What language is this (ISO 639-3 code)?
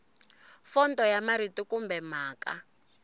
tso